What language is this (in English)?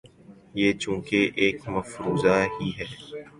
Urdu